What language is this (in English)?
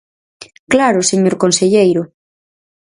Galician